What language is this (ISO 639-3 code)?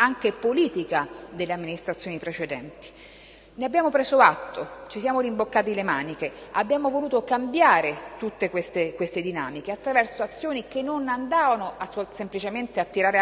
ita